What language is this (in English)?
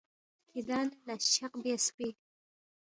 Balti